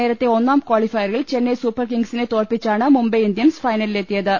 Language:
Malayalam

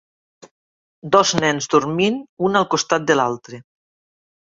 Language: Catalan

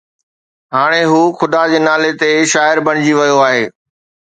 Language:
Sindhi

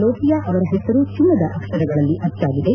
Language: Kannada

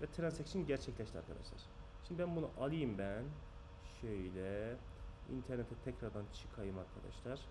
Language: Turkish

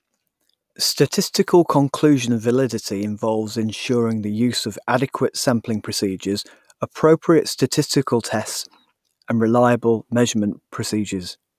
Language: English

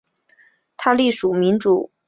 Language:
Chinese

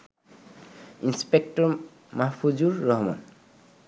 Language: Bangla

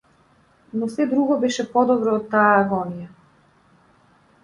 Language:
Macedonian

